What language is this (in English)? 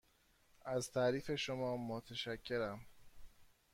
Persian